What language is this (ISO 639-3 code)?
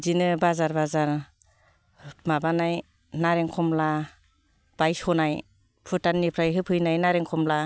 brx